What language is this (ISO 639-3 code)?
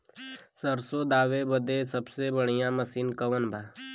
bho